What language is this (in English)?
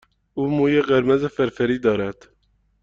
Persian